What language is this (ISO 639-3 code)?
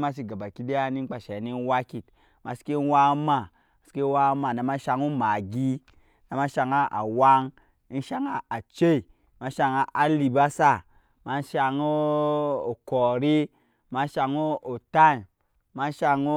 yes